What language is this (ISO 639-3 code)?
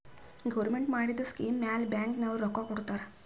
kan